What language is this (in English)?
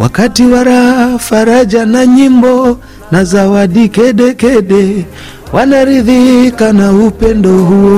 Swahili